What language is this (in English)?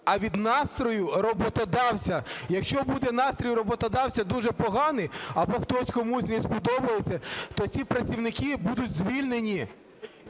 Ukrainian